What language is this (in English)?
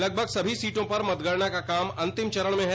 Hindi